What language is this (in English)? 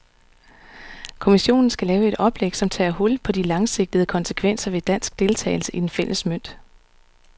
Danish